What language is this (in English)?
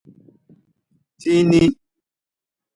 Nawdm